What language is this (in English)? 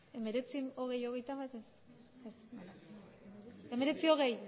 Basque